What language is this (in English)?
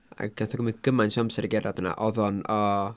Welsh